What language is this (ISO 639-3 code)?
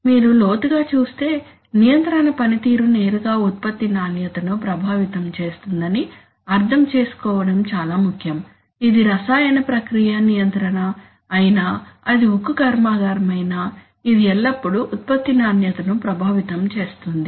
tel